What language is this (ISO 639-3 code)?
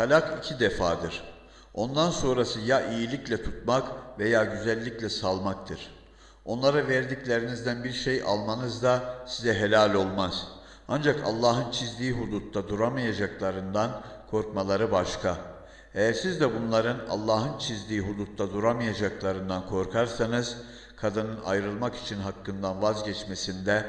tur